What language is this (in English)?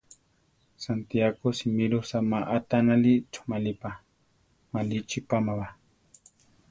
Central Tarahumara